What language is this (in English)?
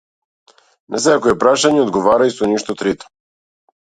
Macedonian